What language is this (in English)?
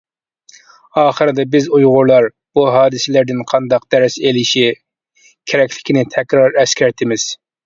Uyghur